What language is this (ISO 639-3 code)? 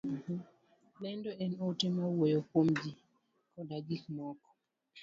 luo